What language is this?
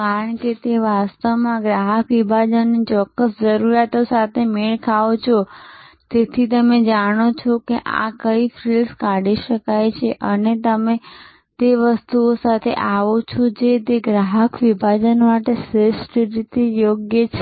Gujarati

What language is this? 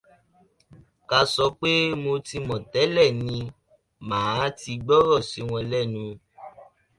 Yoruba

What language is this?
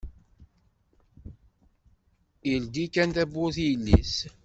Kabyle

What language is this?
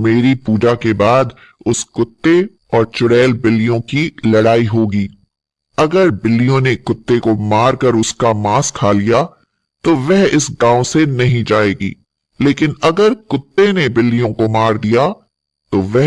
Hindi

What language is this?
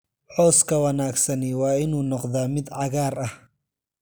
Somali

